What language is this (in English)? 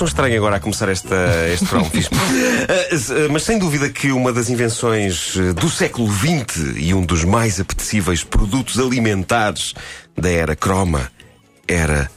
Portuguese